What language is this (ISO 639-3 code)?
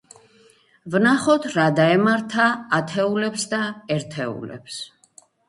kat